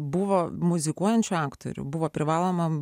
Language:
Lithuanian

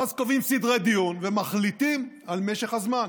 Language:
Hebrew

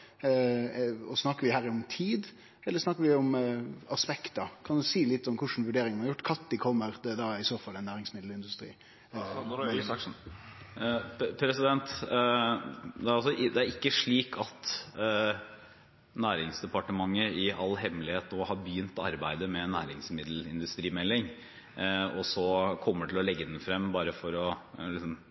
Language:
Norwegian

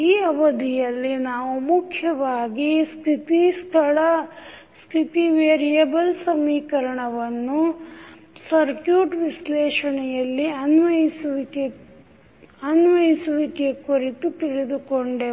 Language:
Kannada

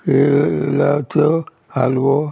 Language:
Konkani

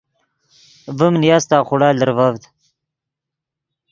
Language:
Yidgha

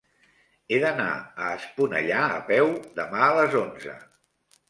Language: Catalan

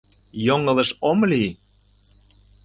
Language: Mari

